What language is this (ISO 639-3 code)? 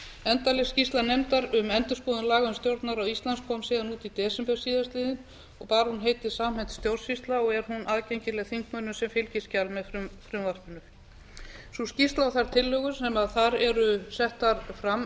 isl